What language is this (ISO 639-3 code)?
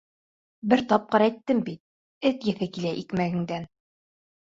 bak